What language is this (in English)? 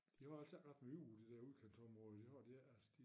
Danish